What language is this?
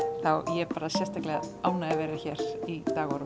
Icelandic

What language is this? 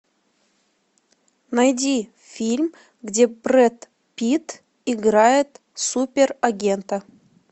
Russian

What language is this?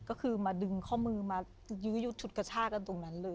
Thai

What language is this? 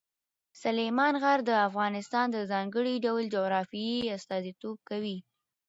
Pashto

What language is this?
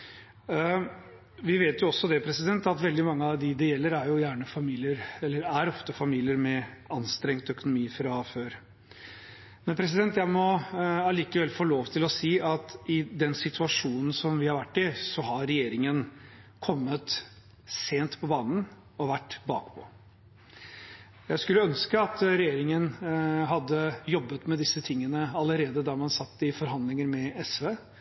Norwegian Bokmål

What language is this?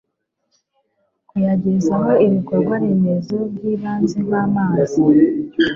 Kinyarwanda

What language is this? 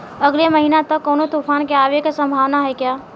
Bhojpuri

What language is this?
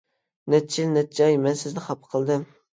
Uyghur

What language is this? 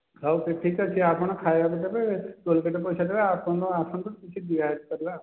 Odia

